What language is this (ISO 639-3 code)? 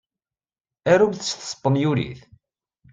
kab